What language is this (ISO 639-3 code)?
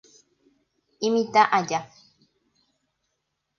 grn